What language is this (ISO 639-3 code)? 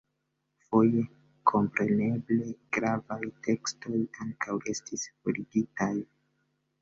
epo